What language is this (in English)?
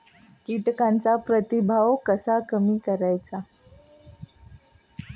Marathi